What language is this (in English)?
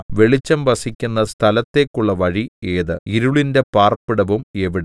Malayalam